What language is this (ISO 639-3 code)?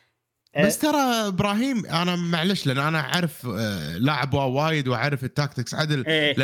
ara